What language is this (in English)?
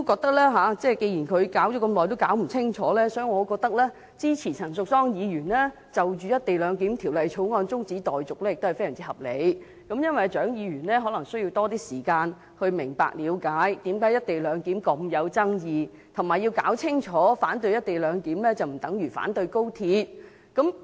Cantonese